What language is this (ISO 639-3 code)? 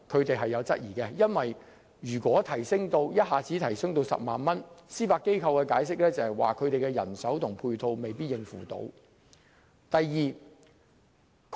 yue